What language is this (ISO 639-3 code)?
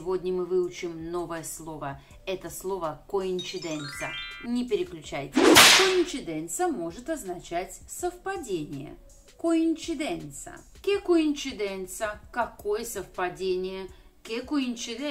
rus